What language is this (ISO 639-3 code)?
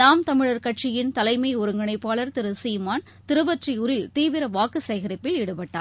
tam